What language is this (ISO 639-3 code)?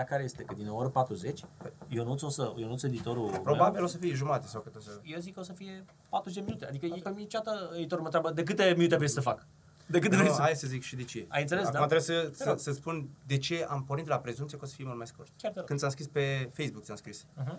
ron